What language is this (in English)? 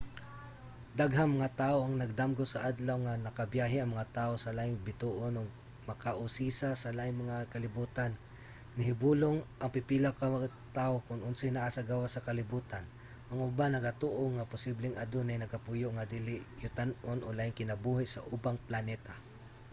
Cebuano